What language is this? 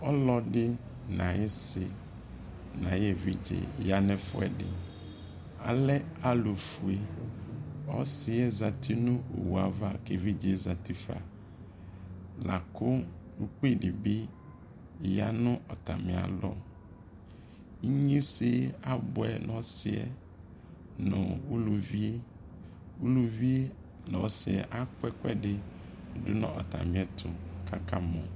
Ikposo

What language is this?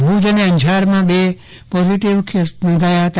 Gujarati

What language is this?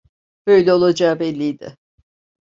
Turkish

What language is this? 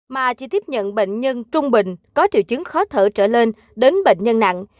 Vietnamese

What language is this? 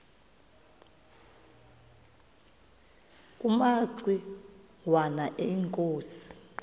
Xhosa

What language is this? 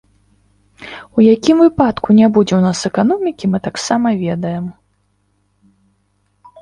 Belarusian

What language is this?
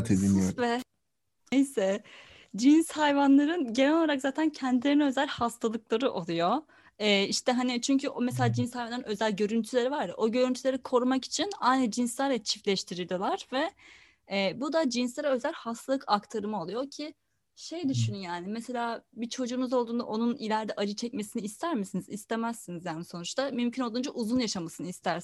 Turkish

